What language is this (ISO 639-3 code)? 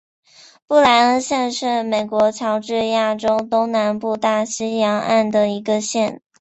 zho